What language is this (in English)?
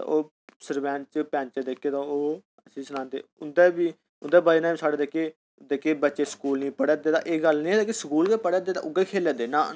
Dogri